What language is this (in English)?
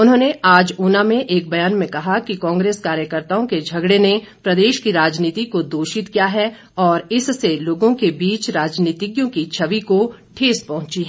Hindi